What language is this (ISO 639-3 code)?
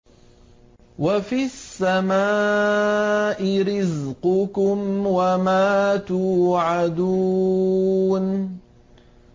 ara